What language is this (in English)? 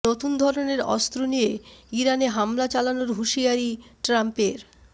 Bangla